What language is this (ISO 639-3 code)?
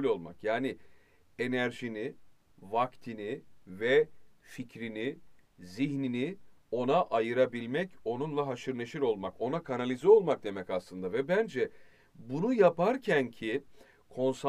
tur